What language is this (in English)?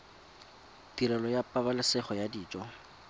Tswana